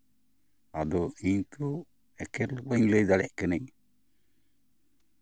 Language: Santali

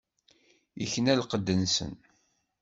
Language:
Kabyle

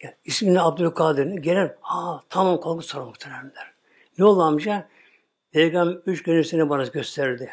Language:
Turkish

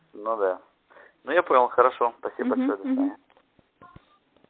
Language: Russian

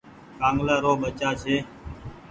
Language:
Goaria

